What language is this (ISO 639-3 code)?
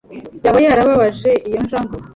kin